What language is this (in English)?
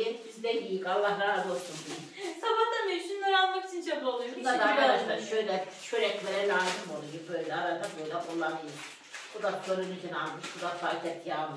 Turkish